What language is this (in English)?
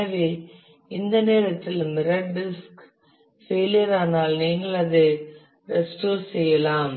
Tamil